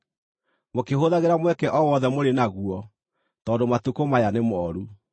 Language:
Kikuyu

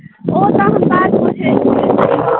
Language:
Maithili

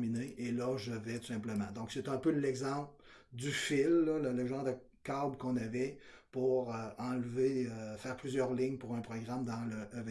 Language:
French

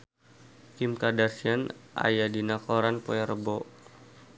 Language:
Sundanese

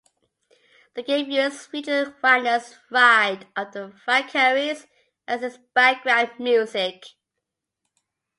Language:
English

